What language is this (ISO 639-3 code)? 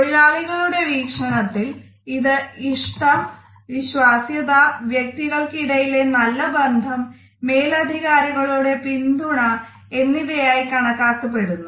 mal